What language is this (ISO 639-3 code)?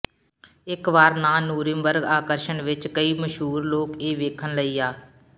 pan